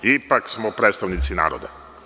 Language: Serbian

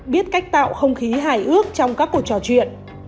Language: Vietnamese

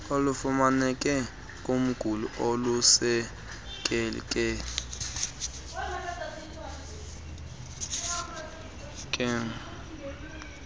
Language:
Xhosa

